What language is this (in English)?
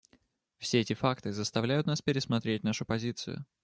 Russian